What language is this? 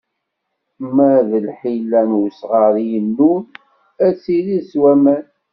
Kabyle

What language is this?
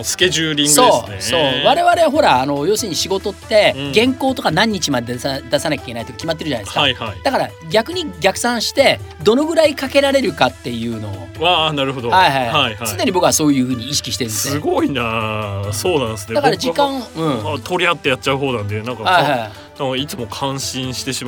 Japanese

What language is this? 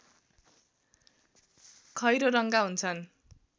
Nepali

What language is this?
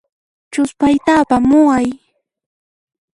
Puno Quechua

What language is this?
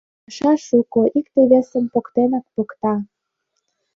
Mari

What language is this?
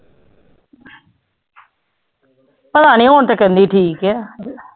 Punjabi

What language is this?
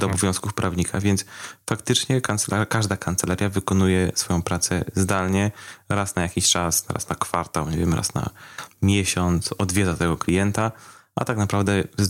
Polish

